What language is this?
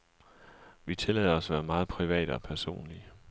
Danish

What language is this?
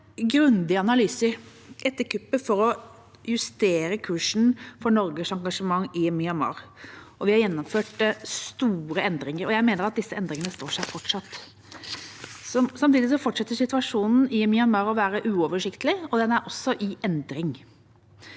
Norwegian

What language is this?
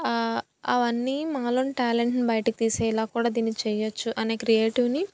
Telugu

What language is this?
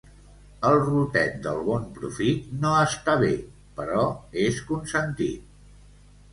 Catalan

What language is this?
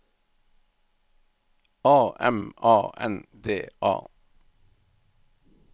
Norwegian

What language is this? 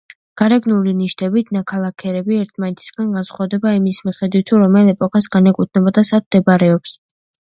Georgian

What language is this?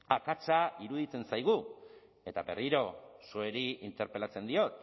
Basque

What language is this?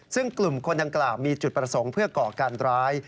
Thai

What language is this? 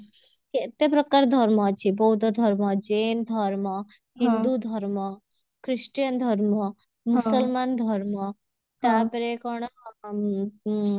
Odia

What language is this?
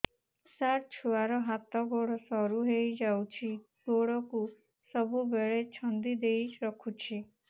Odia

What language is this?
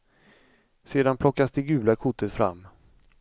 Swedish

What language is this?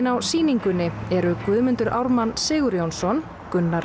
Icelandic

